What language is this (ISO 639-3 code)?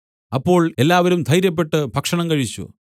mal